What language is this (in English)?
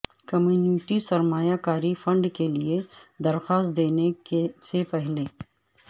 Urdu